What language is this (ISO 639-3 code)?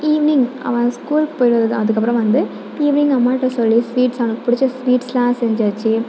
tam